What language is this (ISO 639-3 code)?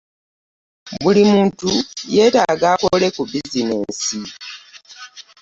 lug